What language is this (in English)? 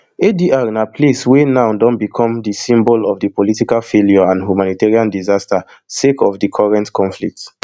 Nigerian Pidgin